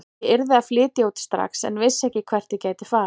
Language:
Icelandic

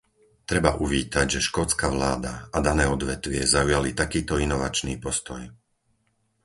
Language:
Slovak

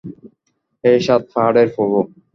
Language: Bangla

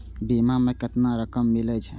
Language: Maithili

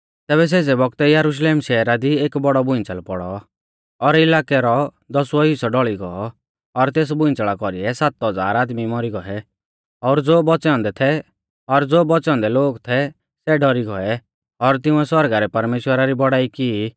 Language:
Mahasu Pahari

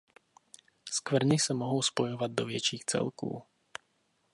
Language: Czech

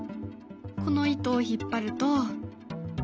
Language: Japanese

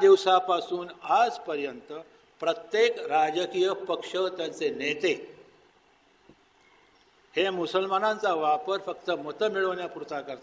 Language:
Hindi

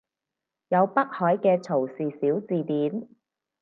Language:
Cantonese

